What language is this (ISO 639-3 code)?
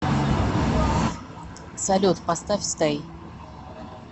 rus